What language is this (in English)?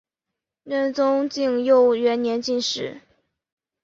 Chinese